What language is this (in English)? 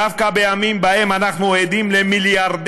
Hebrew